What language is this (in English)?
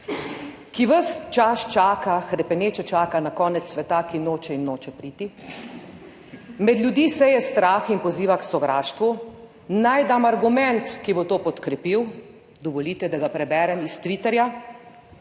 Slovenian